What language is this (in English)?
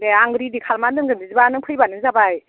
Bodo